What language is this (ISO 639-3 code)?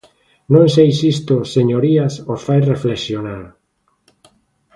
glg